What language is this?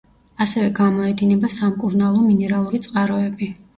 Georgian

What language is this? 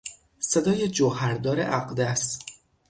Persian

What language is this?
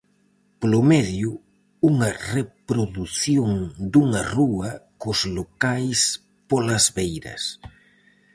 Galician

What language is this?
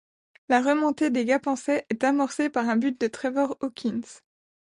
French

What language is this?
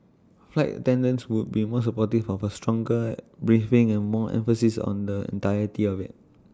English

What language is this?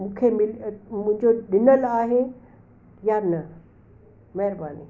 Sindhi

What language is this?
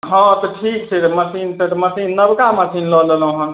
Maithili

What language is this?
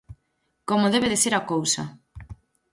Galician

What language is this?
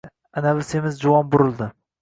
Uzbek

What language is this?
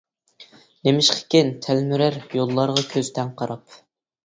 Uyghur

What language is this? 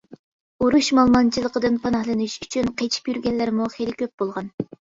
Uyghur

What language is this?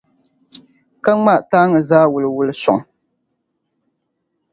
Dagbani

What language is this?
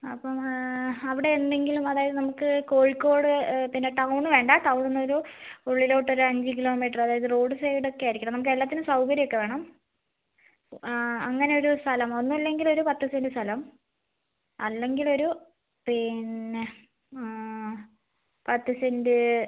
Malayalam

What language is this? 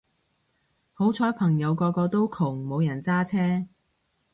Cantonese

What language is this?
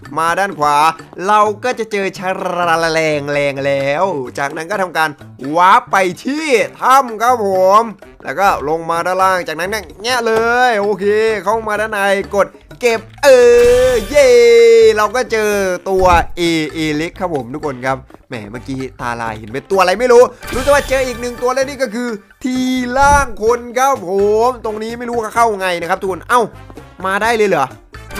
Thai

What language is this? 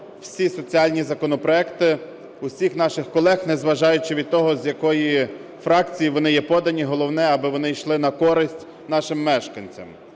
Ukrainian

